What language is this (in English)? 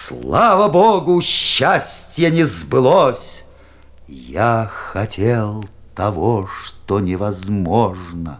Russian